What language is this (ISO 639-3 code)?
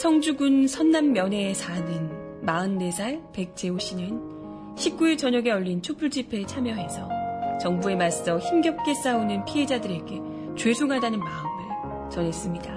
kor